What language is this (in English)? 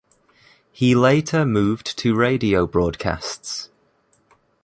English